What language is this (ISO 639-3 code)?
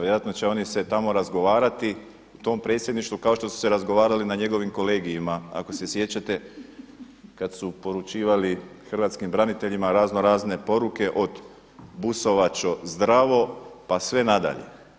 hrv